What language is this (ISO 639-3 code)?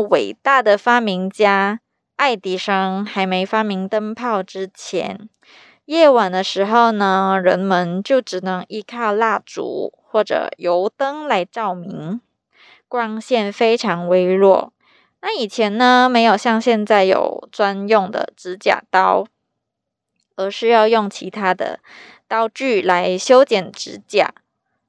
zho